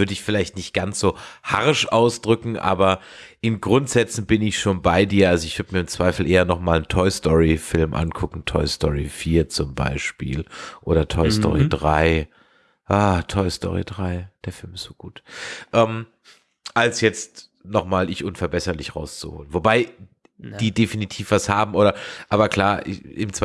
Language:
German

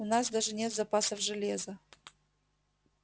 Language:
Russian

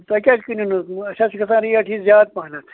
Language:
Kashmiri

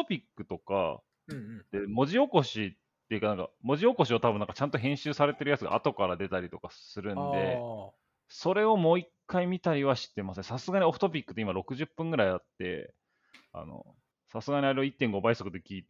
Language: Japanese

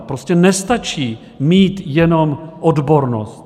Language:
Czech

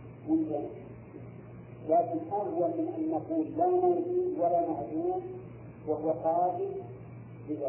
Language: Arabic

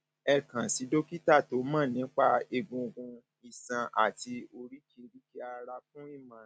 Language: Yoruba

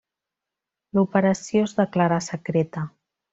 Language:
Catalan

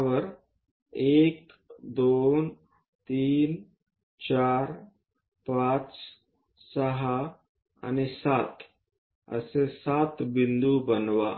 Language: Marathi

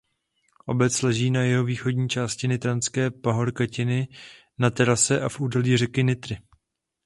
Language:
Czech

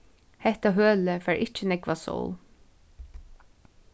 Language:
Faroese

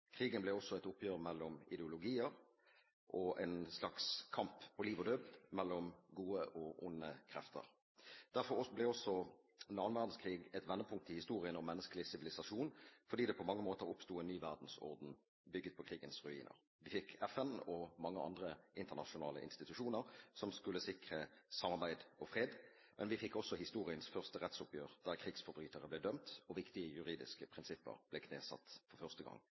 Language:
Norwegian Bokmål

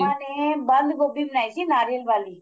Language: Punjabi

